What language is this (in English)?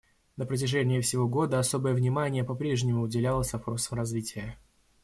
Russian